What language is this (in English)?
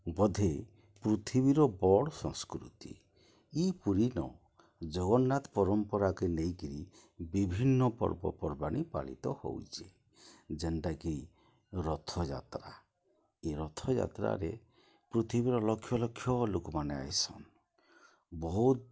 Odia